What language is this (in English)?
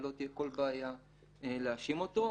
Hebrew